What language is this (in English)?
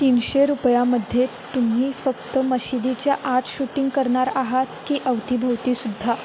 Marathi